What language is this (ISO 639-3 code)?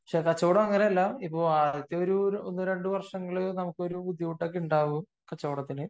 mal